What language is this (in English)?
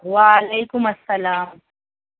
Urdu